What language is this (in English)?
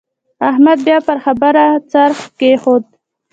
Pashto